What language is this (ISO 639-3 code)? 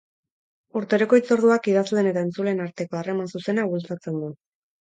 eus